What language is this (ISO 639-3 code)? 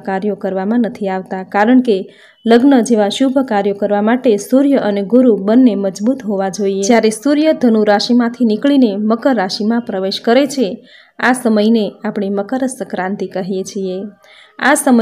guj